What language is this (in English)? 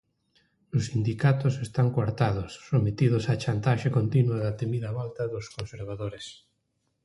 Galician